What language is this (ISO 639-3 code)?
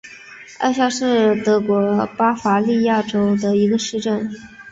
zho